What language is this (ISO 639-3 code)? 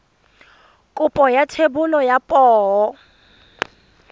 tsn